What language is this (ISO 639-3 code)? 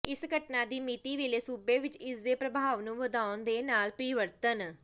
pan